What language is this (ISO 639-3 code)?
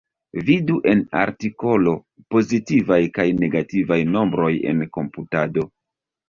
epo